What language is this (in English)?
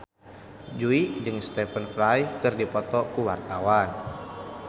Sundanese